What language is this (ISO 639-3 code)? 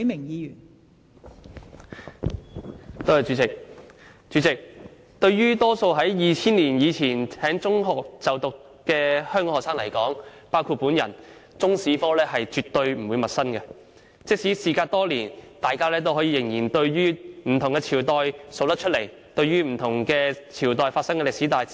yue